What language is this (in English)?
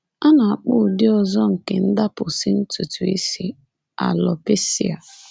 Igbo